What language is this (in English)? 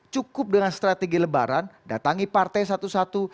Indonesian